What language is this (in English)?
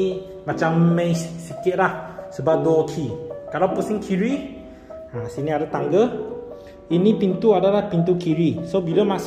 Malay